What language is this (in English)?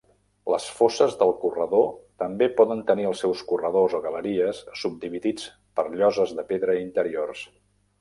Catalan